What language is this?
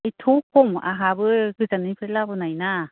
Bodo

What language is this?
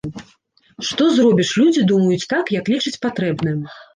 Belarusian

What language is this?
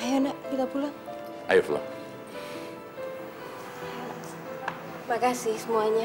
Indonesian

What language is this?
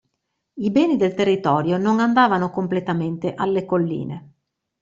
Italian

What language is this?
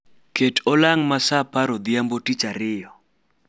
Luo (Kenya and Tanzania)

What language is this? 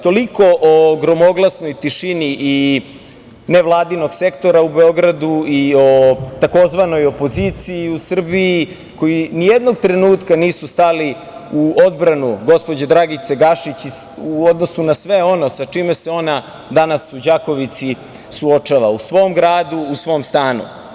Serbian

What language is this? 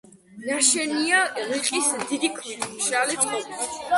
Georgian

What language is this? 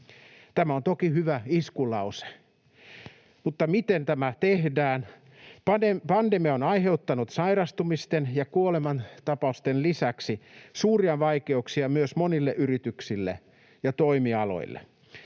Finnish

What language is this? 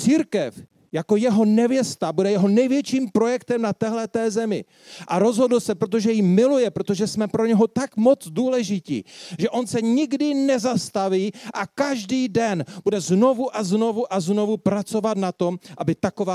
Czech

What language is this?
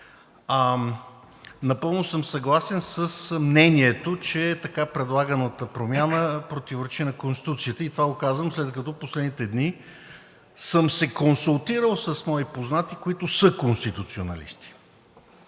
Bulgarian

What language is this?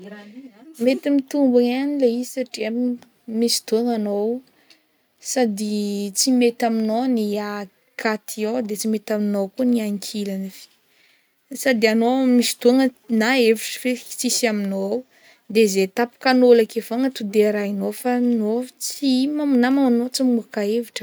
Northern Betsimisaraka Malagasy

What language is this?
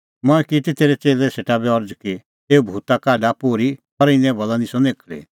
Kullu Pahari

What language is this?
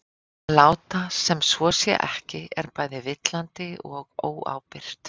Icelandic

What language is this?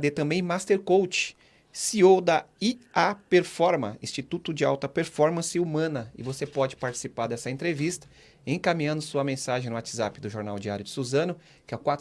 Portuguese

